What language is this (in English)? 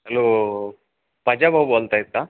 Marathi